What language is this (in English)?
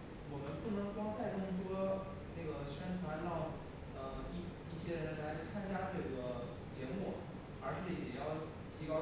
Chinese